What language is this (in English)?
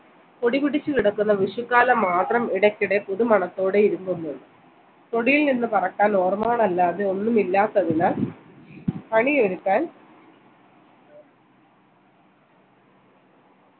Malayalam